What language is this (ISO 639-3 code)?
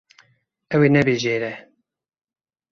kur